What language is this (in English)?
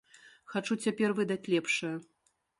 Belarusian